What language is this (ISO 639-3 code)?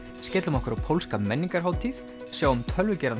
isl